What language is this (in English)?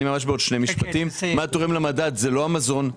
Hebrew